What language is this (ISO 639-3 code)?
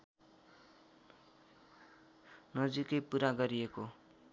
nep